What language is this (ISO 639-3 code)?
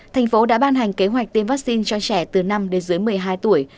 vie